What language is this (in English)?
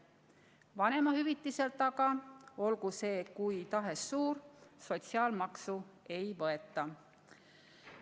Estonian